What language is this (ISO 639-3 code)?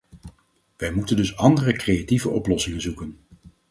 nld